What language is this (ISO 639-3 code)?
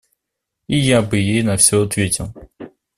rus